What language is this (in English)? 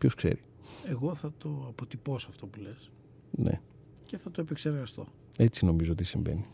Greek